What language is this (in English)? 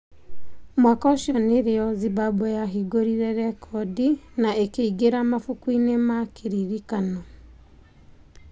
Kikuyu